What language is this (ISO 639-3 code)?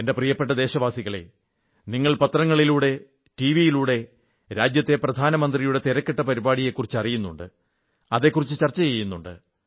mal